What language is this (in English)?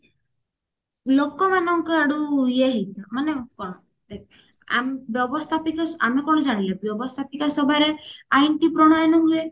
Odia